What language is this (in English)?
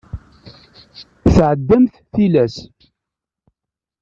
Kabyle